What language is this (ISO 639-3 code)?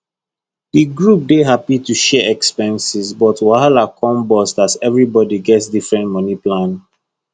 pcm